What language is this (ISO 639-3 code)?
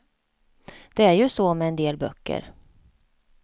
swe